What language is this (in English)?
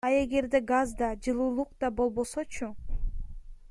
Kyrgyz